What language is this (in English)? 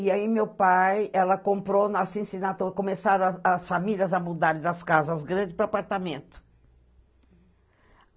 Portuguese